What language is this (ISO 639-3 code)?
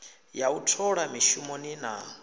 ven